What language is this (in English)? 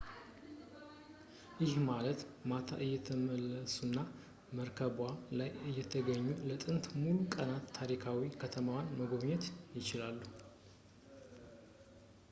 Amharic